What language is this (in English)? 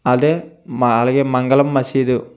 Telugu